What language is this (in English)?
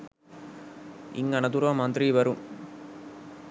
Sinhala